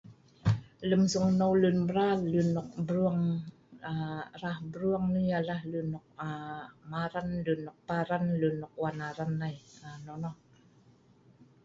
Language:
Sa'ban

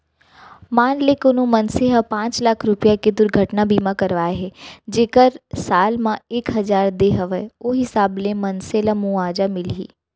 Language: Chhattisgarhi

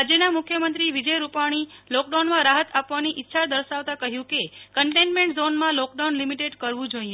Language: Gujarati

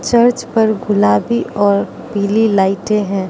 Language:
Hindi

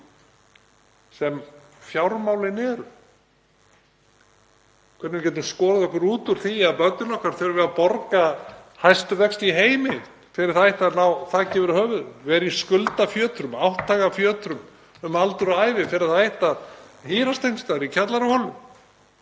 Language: Icelandic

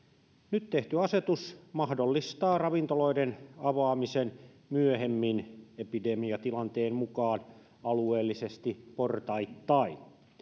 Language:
Finnish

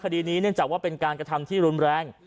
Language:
Thai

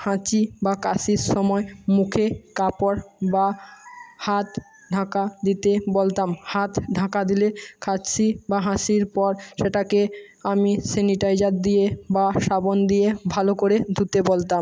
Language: Bangla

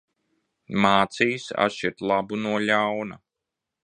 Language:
Latvian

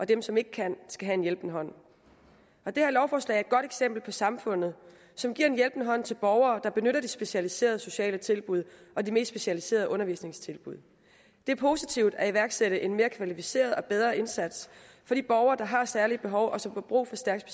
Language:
Danish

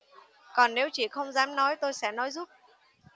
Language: Vietnamese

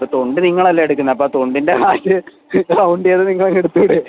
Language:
Malayalam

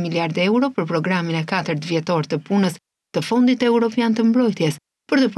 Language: Romanian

